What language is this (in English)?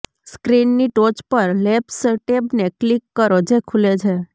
Gujarati